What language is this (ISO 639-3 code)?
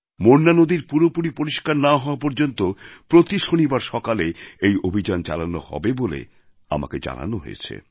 ben